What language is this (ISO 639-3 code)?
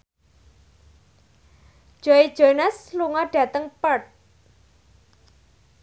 jav